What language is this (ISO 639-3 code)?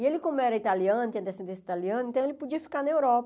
por